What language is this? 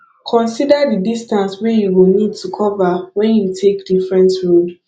Nigerian Pidgin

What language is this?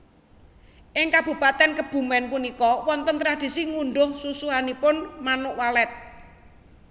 Javanese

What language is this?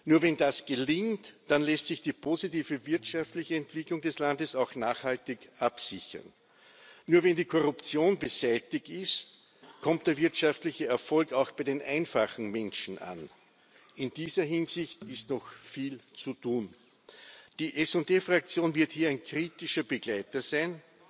German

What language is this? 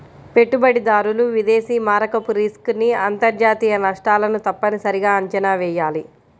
Telugu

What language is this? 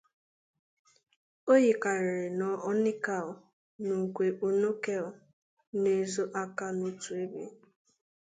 Igbo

